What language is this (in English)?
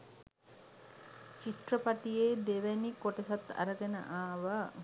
Sinhala